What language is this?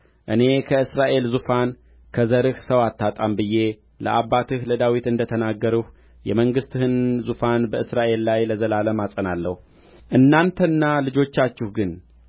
Amharic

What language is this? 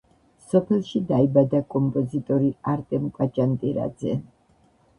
Georgian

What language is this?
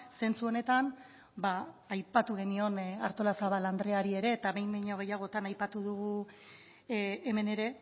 Basque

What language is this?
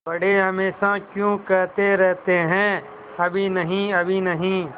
Hindi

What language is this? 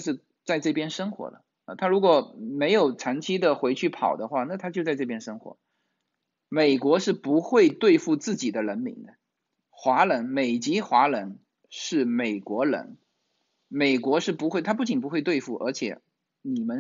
Chinese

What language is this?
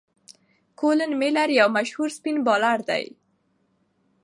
Pashto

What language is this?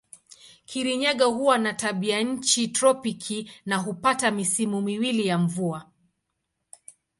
Swahili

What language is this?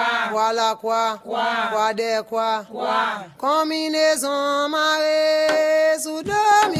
French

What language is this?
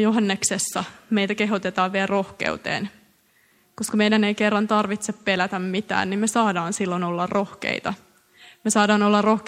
Finnish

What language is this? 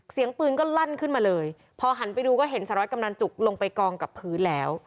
Thai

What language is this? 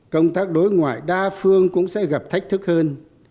Vietnamese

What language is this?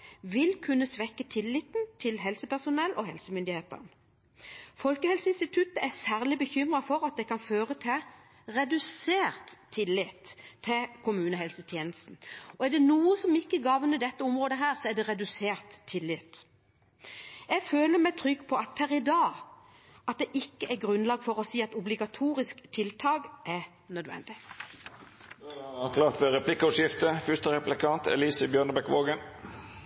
Norwegian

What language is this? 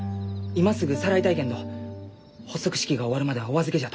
Japanese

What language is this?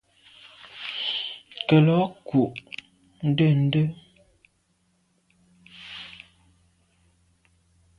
Medumba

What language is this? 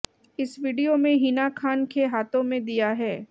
Hindi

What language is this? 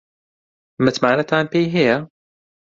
Central Kurdish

